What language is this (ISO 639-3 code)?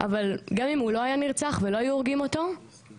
heb